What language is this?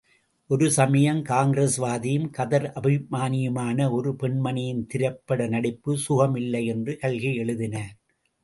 Tamil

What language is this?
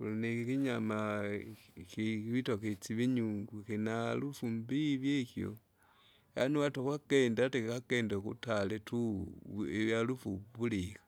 Kinga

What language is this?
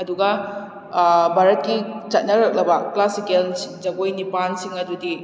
Manipuri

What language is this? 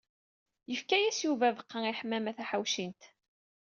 Kabyle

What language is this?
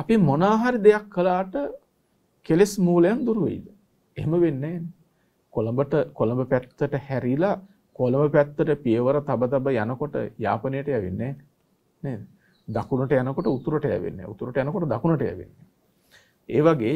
Turkish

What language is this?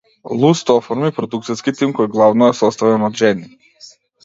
Macedonian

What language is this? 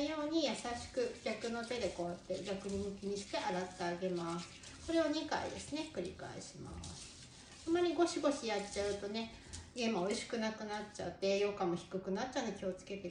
Japanese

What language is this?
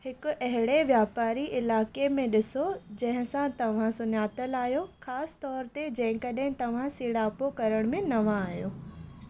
Sindhi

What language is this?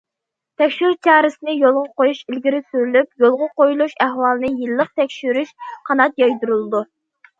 Uyghur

